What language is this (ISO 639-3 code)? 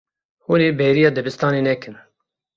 kur